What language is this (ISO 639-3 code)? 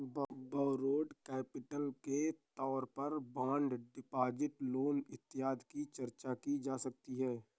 hin